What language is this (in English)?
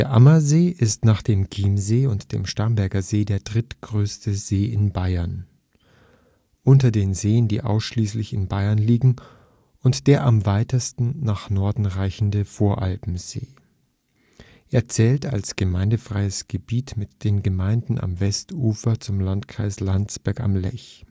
German